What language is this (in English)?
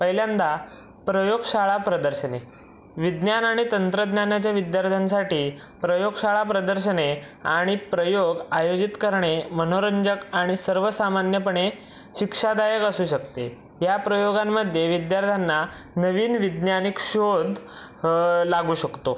Marathi